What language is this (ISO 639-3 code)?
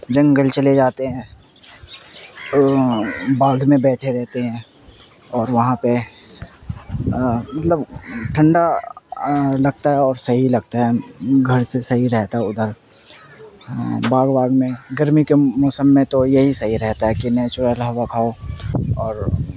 urd